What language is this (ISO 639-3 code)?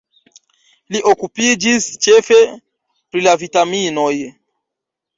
epo